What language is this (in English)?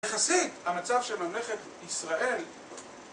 Hebrew